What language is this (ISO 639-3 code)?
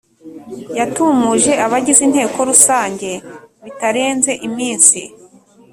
kin